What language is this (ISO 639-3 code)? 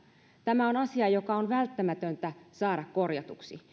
fin